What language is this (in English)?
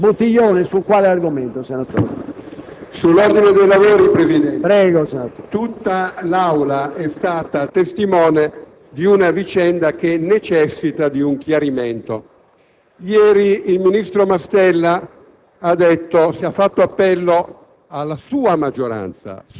Italian